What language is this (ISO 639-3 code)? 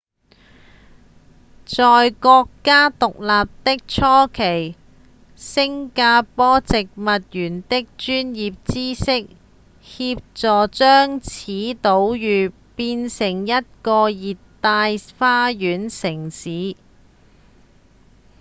yue